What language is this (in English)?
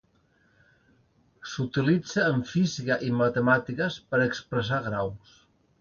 Catalan